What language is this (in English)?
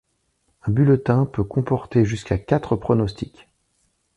French